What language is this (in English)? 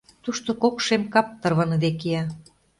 Mari